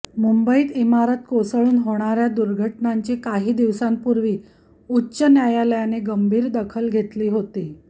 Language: Marathi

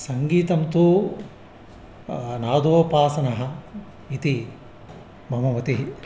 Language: Sanskrit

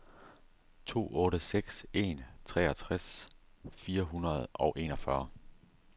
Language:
Danish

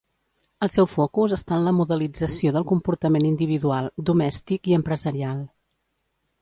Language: Catalan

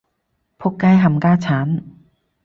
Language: Cantonese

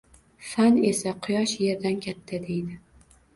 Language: Uzbek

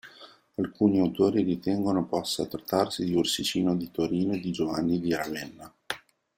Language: Italian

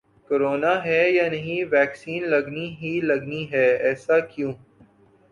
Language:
Urdu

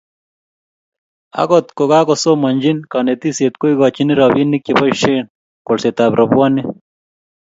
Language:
Kalenjin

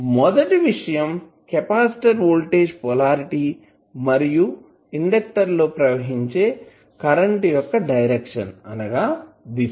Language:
Telugu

